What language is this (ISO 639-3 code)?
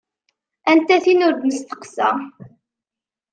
kab